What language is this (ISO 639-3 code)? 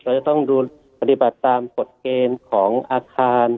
tha